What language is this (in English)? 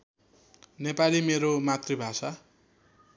Nepali